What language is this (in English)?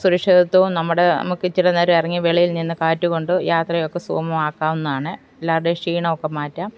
Malayalam